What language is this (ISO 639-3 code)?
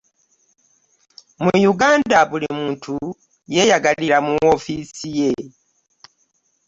lug